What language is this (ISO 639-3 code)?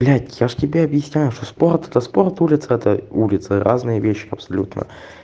rus